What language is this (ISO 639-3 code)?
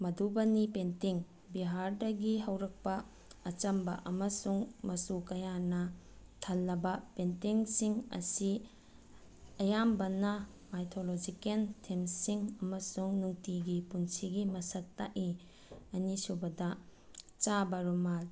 mni